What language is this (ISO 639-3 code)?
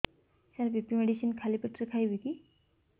ori